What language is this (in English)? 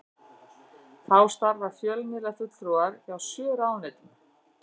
Icelandic